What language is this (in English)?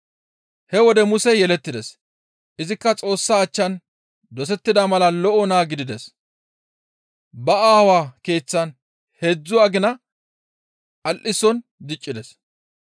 Gamo